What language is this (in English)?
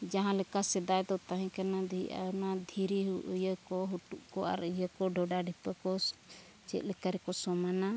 Santali